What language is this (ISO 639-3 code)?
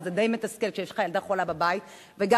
heb